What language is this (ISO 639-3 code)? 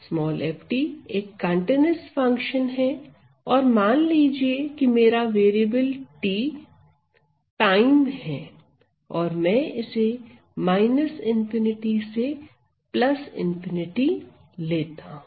hin